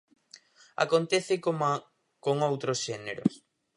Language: Galician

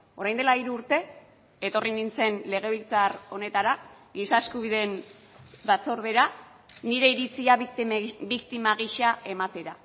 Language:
Basque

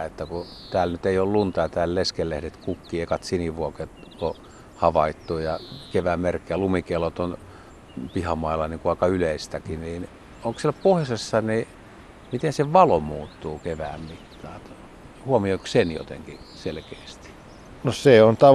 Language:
Finnish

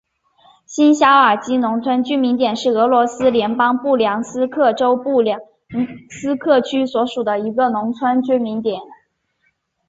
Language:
Chinese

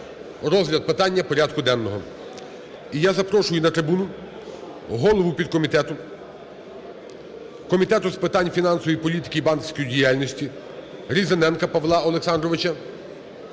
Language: Ukrainian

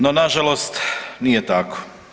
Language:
Croatian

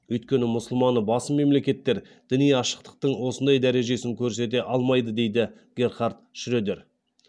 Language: Kazakh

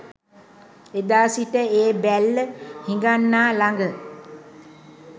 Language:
Sinhala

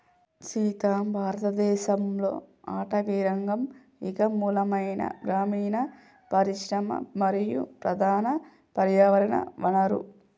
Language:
Telugu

